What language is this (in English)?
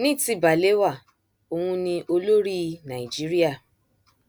Yoruba